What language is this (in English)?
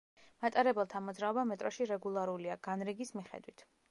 Georgian